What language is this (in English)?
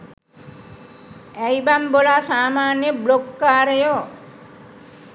Sinhala